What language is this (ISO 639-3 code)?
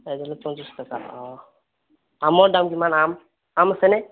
asm